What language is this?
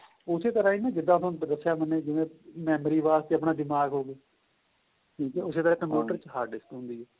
Punjabi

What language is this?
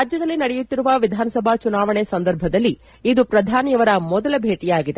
Kannada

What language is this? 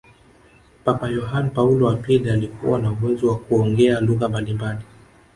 Swahili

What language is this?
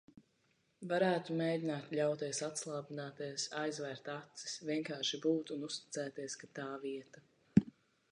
Latvian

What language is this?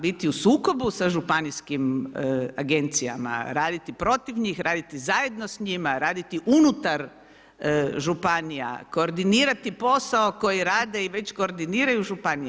Croatian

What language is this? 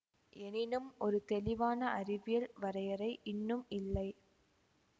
Tamil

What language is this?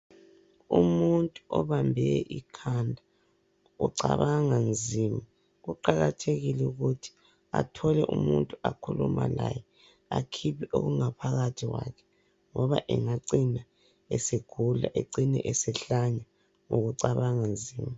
North Ndebele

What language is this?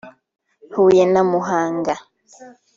Kinyarwanda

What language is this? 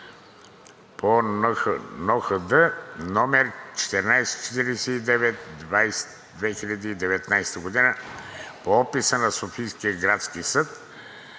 Bulgarian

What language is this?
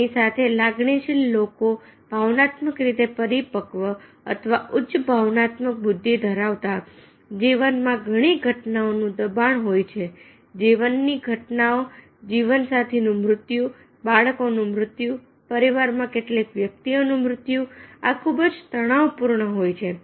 Gujarati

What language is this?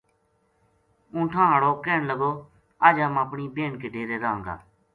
Gujari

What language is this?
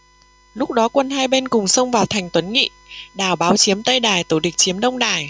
Vietnamese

